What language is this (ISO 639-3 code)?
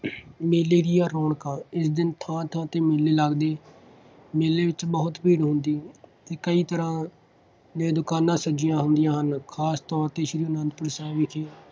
pan